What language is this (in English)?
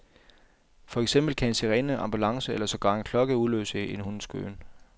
Danish